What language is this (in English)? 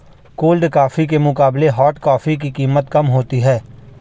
Hindi